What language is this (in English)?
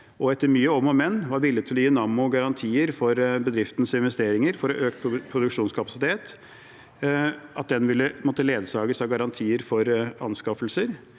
Norwegian